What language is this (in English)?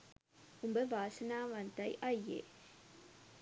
Sinhala